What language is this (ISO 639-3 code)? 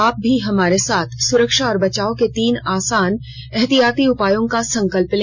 hin